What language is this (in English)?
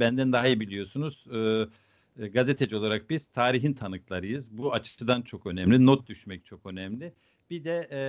Turkish